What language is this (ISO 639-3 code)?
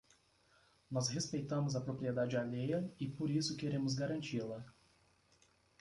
por